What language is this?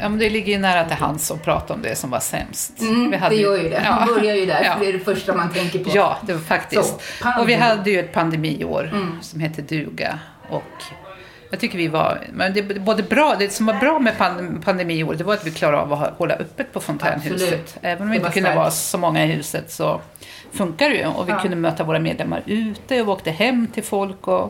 Swedish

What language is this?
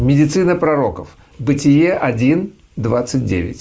Russian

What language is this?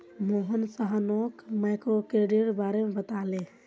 Magahi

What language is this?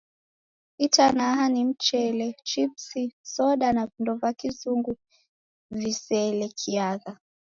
Taita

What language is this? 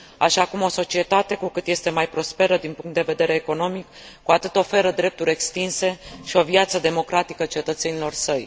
Romanian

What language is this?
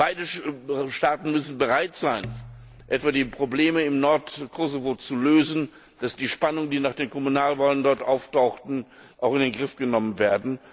German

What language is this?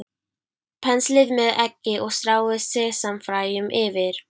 Icelandic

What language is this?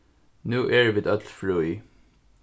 Faroese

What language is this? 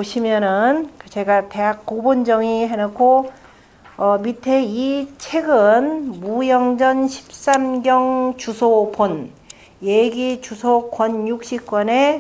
Korean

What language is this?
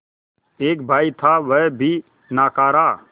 Hindi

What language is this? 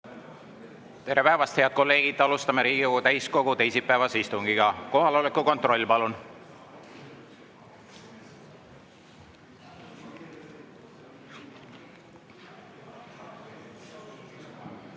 Estonian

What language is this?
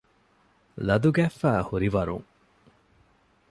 Divehi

